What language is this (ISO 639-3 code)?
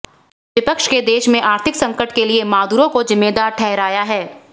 hin